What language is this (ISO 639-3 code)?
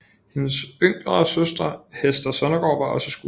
dan